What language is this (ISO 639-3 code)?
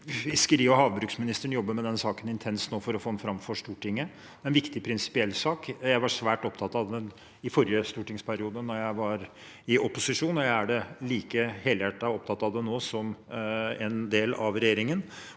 nor